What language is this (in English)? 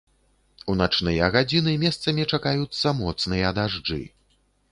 Belarusian